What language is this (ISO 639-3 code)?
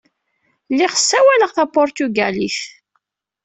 kab